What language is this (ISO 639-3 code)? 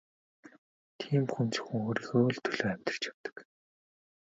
mon